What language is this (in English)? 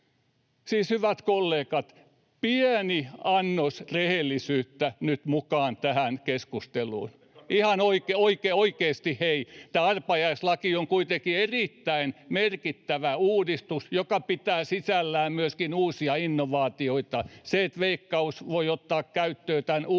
Finnish